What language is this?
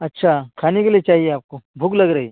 Urdu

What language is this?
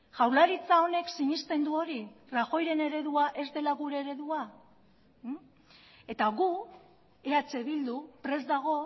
Basque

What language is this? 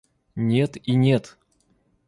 Russian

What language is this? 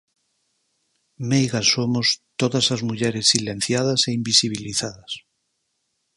Galician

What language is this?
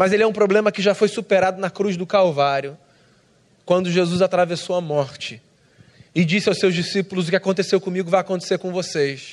Portuguese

